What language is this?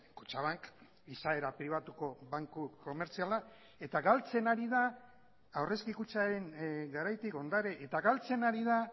Basque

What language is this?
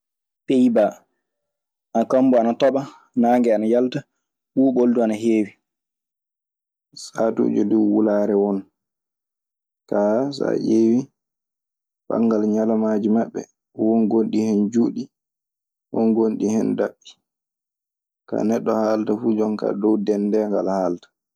Maasina Fulfulde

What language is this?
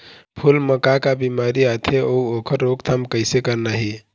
Chhattisgarhi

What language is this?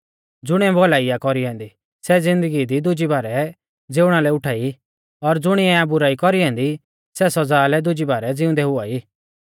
Mahasu Pahari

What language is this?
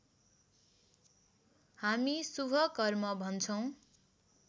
Nepali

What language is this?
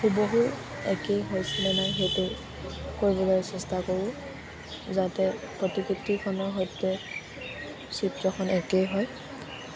Assamese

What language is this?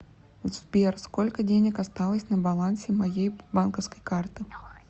Russian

